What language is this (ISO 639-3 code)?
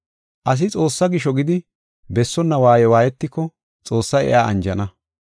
gof